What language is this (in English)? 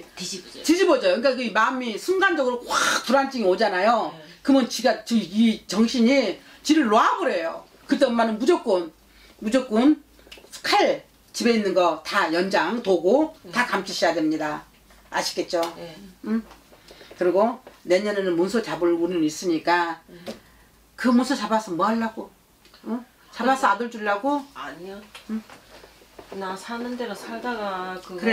Korean